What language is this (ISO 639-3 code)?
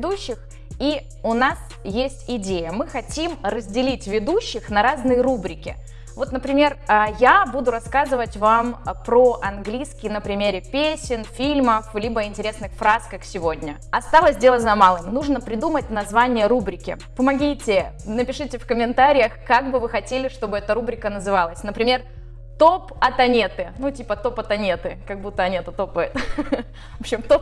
rus